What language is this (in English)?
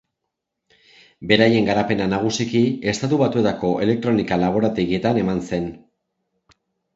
Basque